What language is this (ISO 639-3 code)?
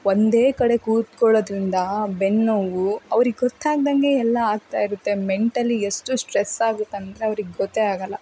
kan